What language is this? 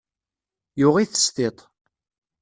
Kabyle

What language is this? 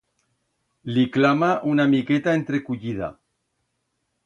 Aragonese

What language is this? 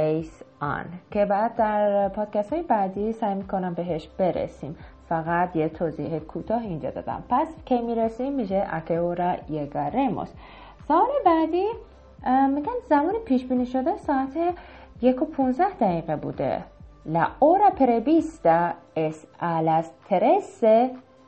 Persian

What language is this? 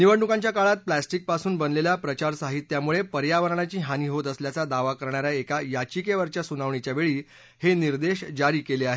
Marathi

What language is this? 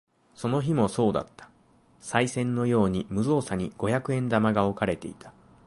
Japanese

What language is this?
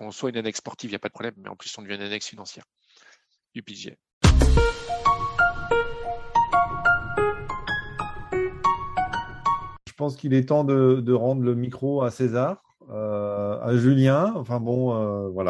French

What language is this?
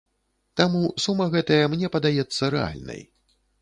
Belarusian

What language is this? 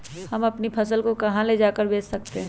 Magahi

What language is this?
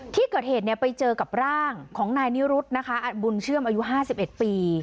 Thai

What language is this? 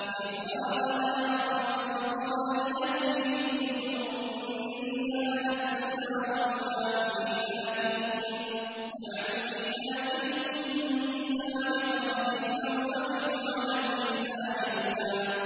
Arabic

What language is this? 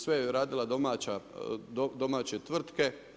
Croatian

